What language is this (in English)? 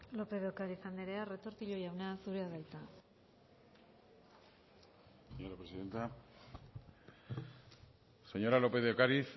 Basque